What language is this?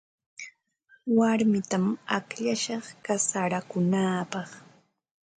Ambo-Pasco Quechua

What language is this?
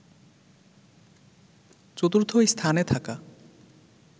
Bangla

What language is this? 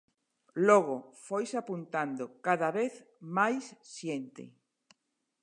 Galician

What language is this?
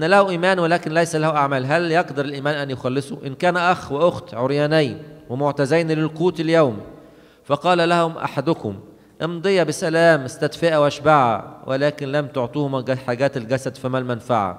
Arabic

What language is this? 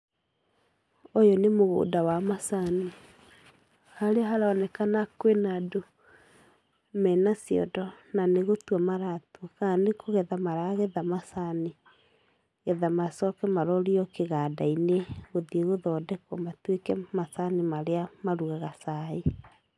Kikuyu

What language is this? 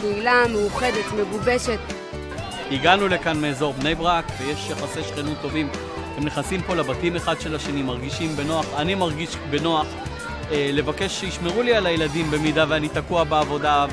Hebrew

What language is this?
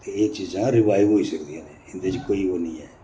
Dogri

